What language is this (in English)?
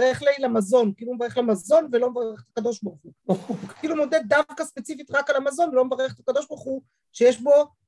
Hebrew